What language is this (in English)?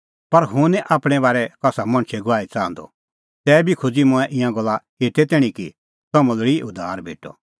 Kullu Pahari